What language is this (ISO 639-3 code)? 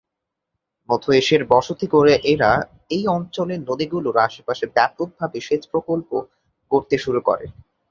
ben